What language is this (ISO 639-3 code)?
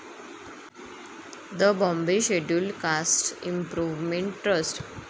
mar